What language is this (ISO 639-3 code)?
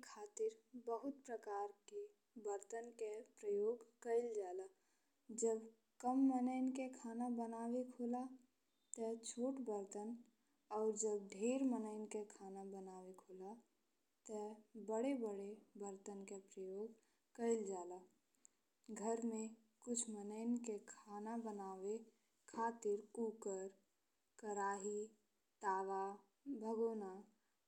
bho